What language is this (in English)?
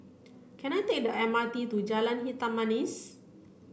English